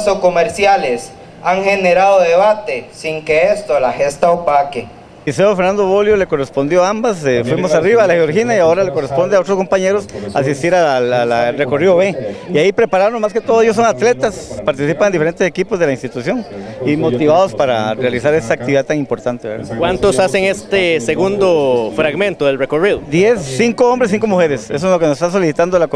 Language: Spanish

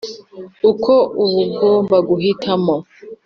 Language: Kinyarwanda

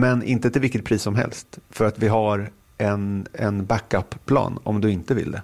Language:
Swedish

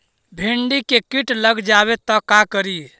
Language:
Magahi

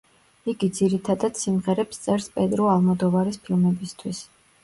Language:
Georgian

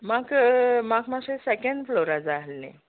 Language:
Konkani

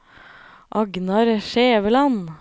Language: Norwegian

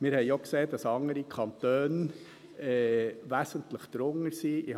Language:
Swiss German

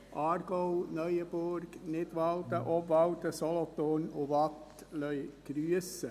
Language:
Swiss German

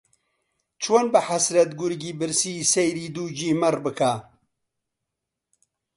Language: Central Kurdish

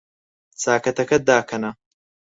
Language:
Central Kurdish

